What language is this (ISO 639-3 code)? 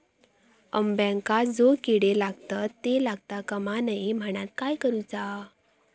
mar